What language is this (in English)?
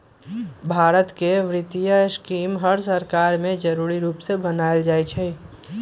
Magahi